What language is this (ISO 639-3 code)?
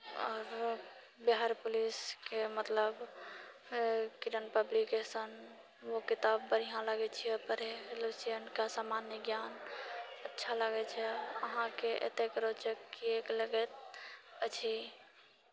mai